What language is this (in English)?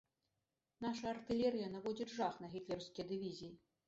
Belarusian